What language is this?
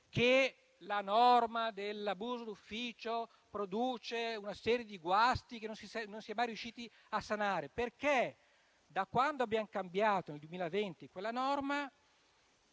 Italian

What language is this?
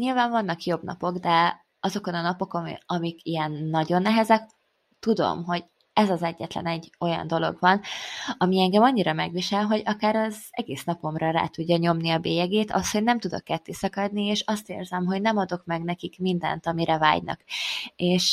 Hungarian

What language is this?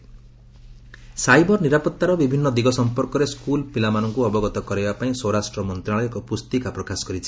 Odia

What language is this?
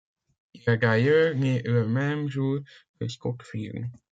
French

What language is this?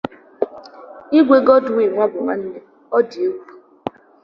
Igbo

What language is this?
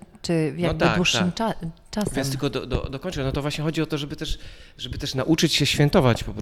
Polish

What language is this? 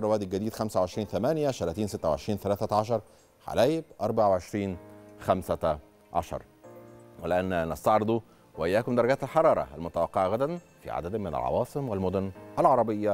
Arabic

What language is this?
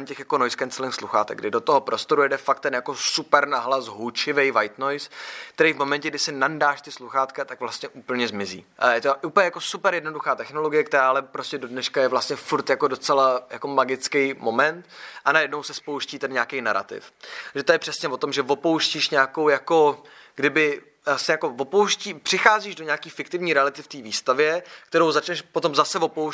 Czech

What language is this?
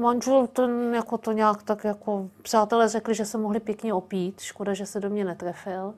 Czech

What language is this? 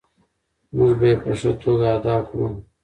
Pashto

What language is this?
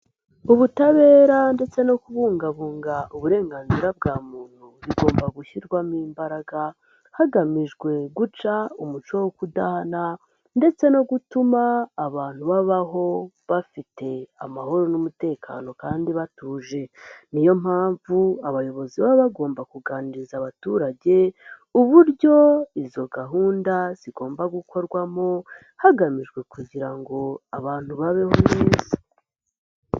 Kinyarwanda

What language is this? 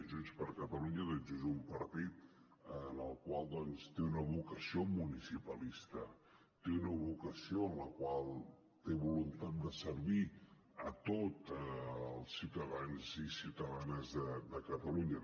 Catalan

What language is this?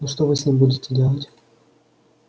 Russian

